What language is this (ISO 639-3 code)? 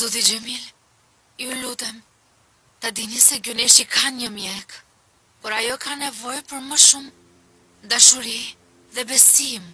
ron